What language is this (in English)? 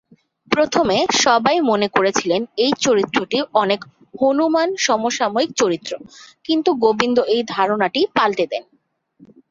Bangla